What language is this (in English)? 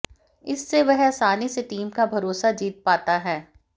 Hindi